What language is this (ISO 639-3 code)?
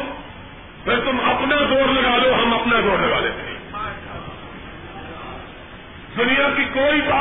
urd